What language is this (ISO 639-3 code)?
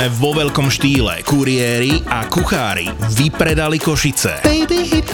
slk